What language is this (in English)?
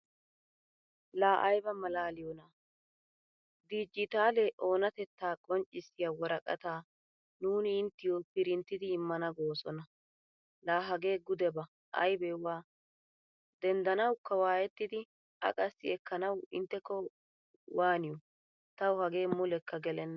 Wolaytta